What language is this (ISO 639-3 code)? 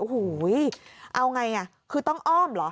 tha